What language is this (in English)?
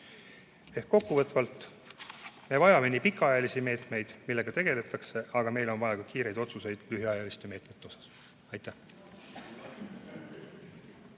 Estonian